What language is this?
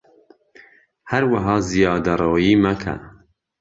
Central Kurdish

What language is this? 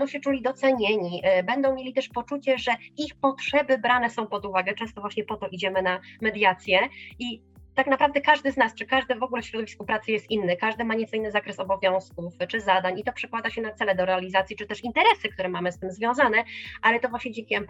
Polish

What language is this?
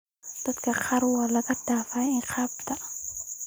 Somali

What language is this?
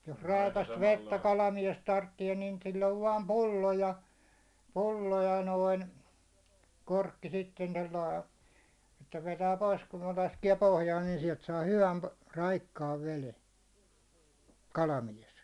Finnish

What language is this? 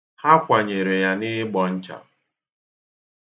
Igbo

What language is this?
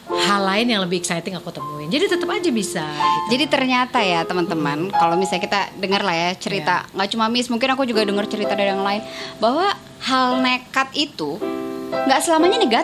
Indonesian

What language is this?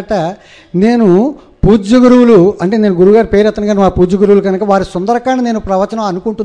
Telugu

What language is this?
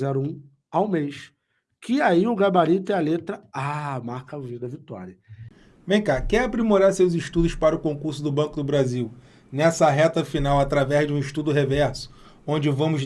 Portuguese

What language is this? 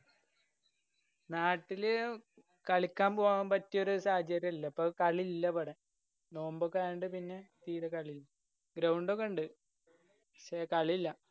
Malayalam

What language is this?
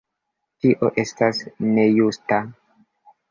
Esperanto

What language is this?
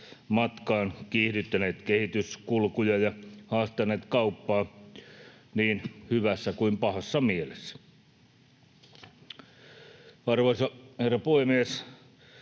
Finnish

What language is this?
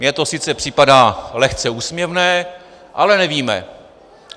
Czech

